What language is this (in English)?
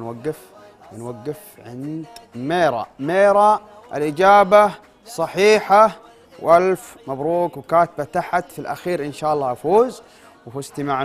Arabic